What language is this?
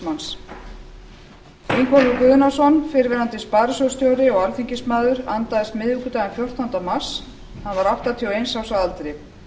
Icelandic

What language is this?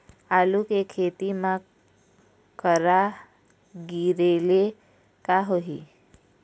Chhattisgarhi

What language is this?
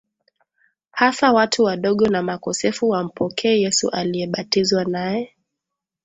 Swahili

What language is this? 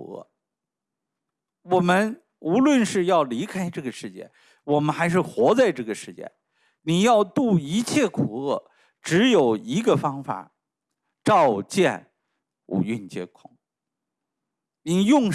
Chinese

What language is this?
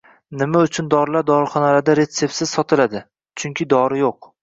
Uzbek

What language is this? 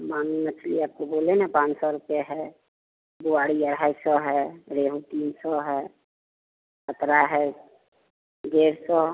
Hindi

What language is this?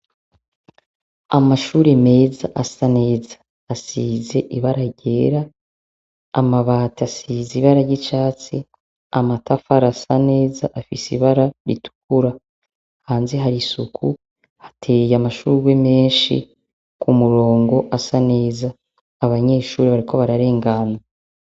Rundi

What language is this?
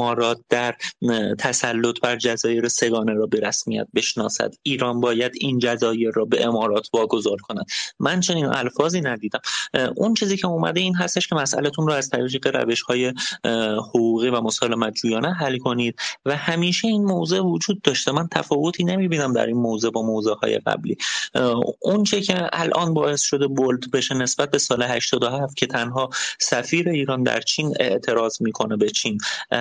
Persian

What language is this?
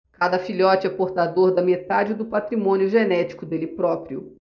Portuguese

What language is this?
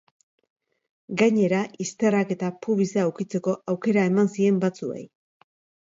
Basque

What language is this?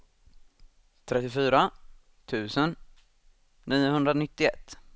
Swedish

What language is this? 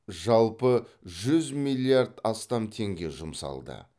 Kazakh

